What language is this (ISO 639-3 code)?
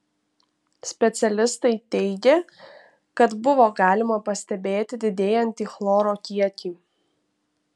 lit